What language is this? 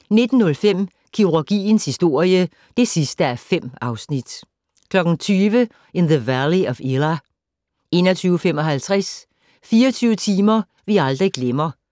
Danish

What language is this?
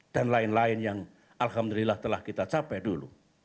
Indonesian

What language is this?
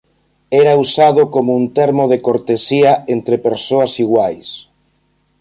Galician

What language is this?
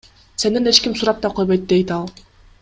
Kyrgyz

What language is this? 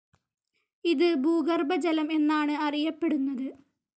Malayalam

